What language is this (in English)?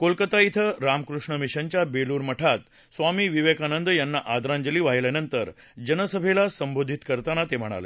Marathi